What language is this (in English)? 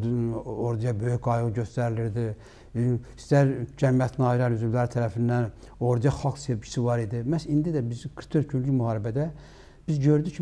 Turkish